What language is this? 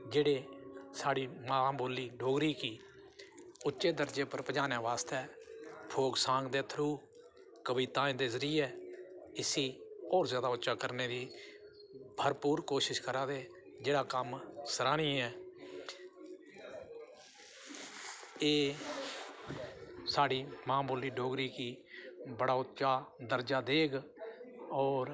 Dogri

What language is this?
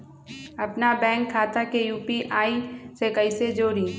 Magahi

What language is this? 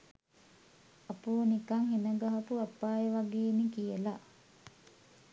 Sinhala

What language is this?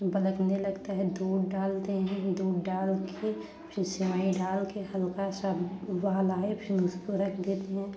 Hindi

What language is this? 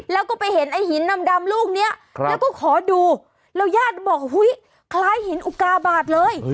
Thai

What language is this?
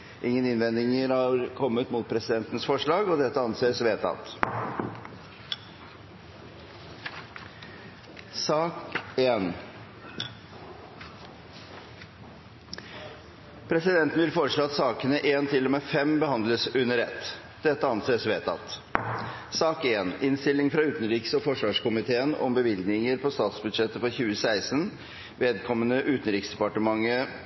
Norwegian Bokmål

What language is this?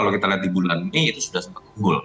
Indonesian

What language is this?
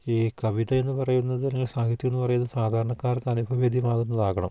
Malayalam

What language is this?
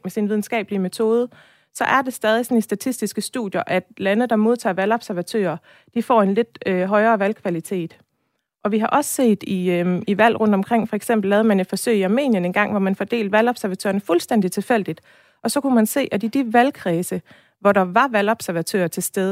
Danish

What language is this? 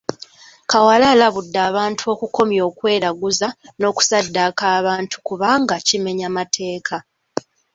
Ganda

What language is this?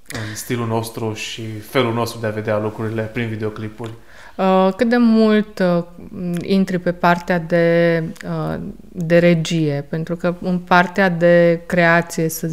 Romanian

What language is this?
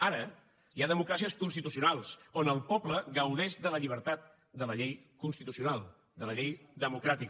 Catalan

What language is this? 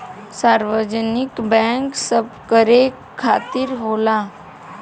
Bhojpuri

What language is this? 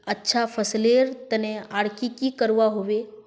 Magahi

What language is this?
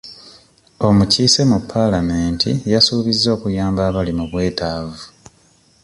Ganda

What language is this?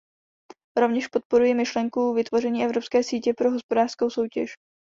Czech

